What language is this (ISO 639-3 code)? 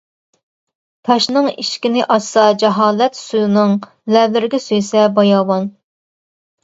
uig